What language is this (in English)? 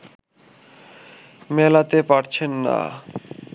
Bangla